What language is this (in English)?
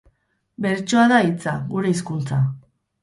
Basque